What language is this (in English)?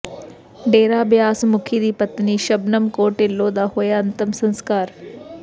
Punjabi